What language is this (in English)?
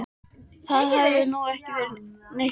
Icelandic